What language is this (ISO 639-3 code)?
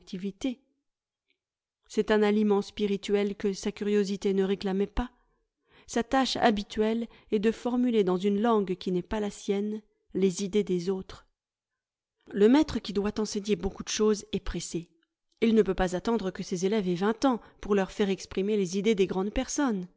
fra